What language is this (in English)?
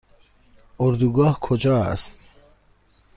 Persian